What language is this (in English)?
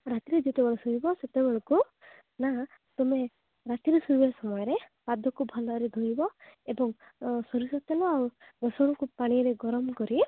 Odia